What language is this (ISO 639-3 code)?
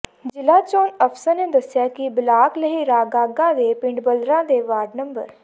pan